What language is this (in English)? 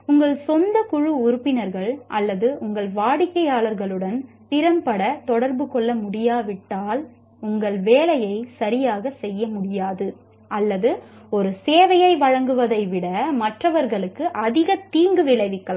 Tamil